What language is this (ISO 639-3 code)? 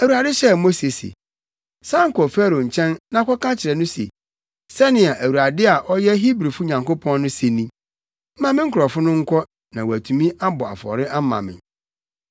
aka